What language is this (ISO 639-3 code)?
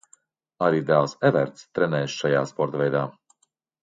lav